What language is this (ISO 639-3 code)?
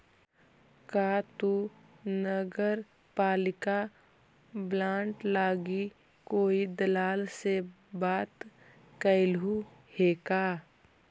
mag